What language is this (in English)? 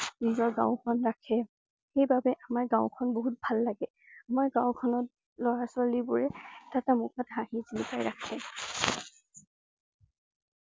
Assamese